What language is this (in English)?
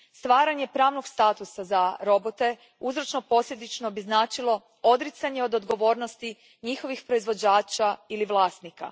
Croatian